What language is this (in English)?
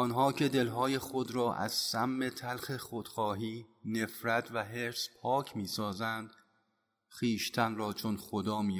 Persian